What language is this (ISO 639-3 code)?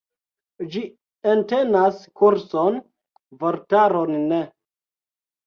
epo